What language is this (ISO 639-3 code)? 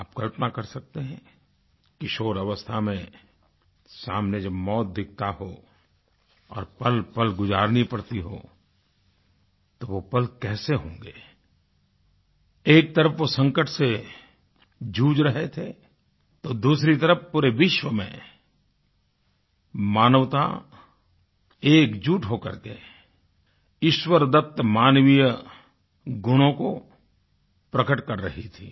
hin